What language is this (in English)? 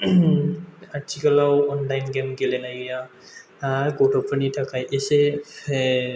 Bodo